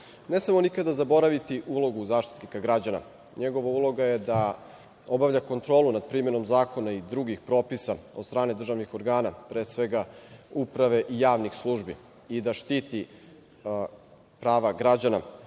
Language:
Serbian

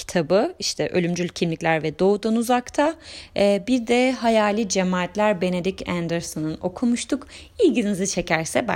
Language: Turkish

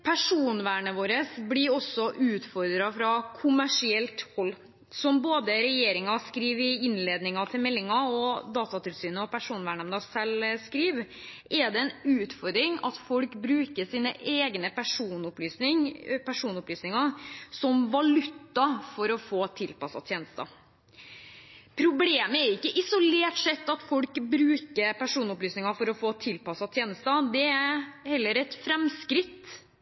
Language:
Norwegian Bokmål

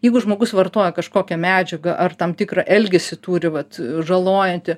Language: Lithuanian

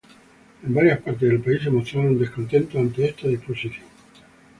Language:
Spanish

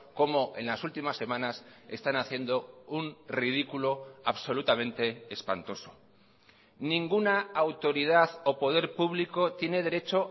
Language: Spanish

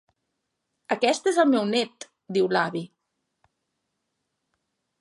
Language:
Catalan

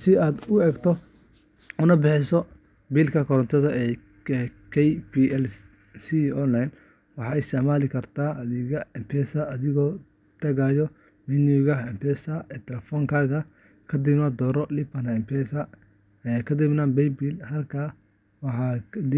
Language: Somali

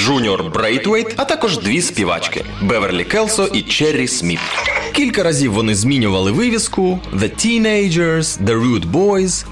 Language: Ukrainian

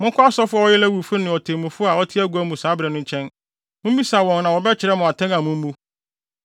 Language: Akan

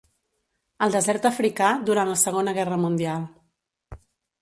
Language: Catalan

